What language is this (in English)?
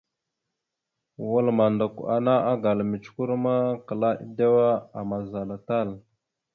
Mada (Cameroon)